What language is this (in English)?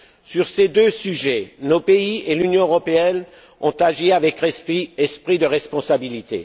French